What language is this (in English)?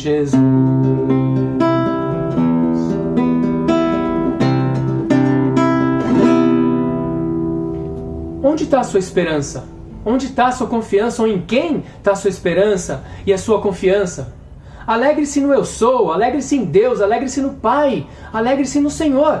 Portuguese